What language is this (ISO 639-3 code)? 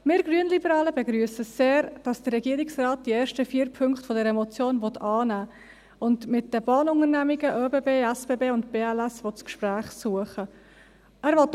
gsw